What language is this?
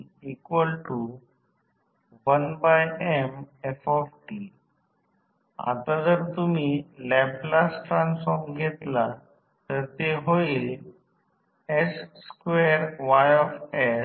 Marathi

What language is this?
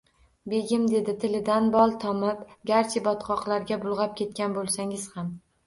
Uzbek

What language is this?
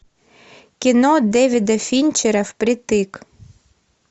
Russian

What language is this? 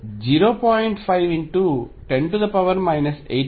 Telugu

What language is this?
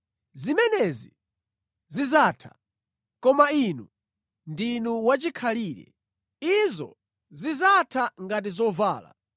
Nyanja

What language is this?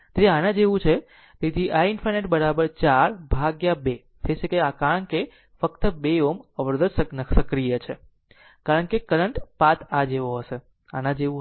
Gujarati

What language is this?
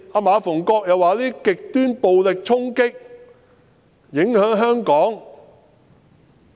Cantonese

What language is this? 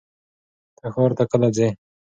Pashto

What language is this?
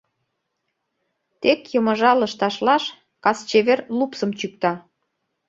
Mari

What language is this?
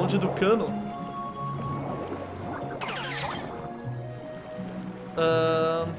Portuguese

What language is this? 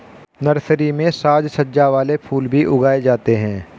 Hindi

